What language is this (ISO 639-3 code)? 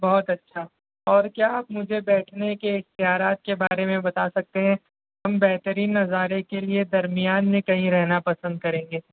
urd